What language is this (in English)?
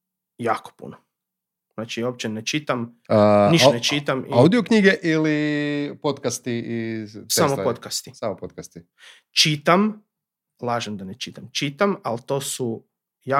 Croatian